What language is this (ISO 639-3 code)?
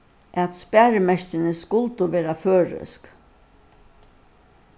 fao